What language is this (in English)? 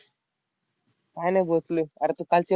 Marathi